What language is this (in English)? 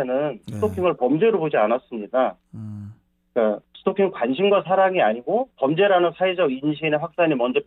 Korean